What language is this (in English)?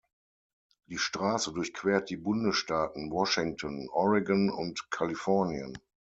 German